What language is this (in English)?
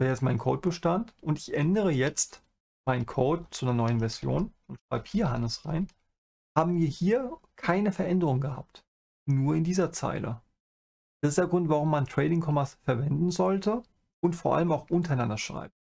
German